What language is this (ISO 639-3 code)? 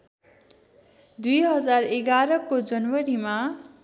nep